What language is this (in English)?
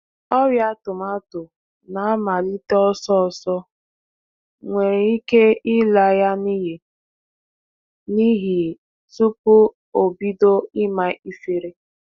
Igbo